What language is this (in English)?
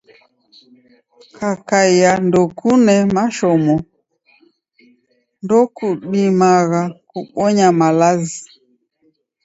Taita